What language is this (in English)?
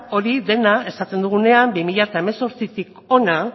Basque